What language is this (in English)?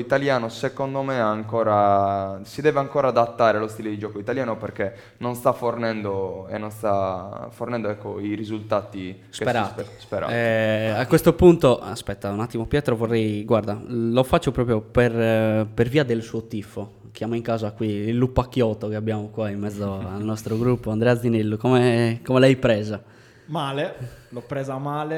Italian